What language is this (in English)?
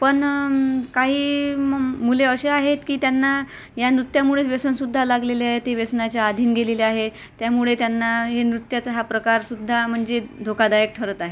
Marathi